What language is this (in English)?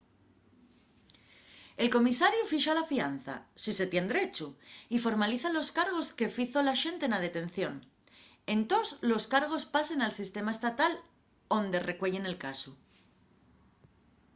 Asturian